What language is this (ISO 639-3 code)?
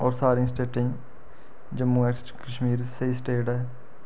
doi